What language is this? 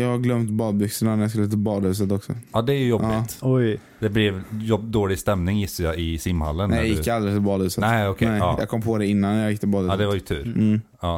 Swedish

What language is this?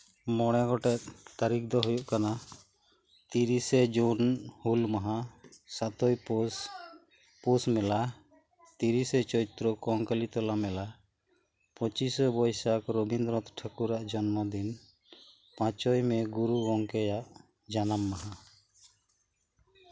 Santali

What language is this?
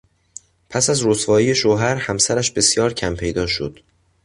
Persian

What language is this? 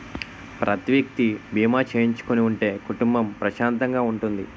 Telugu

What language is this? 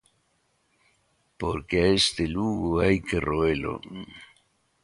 Galician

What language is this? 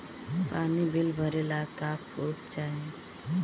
Bhojpuri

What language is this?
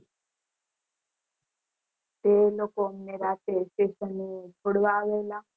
Gujarati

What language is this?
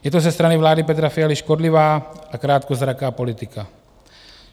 Czech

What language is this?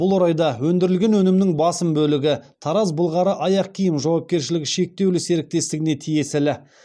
Kazakh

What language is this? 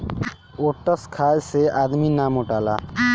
Bhojpuri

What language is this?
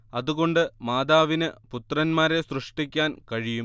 Malayalam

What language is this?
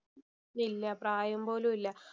Malayalam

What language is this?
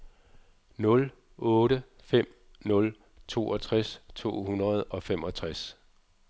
Danish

